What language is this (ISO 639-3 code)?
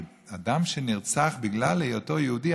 heb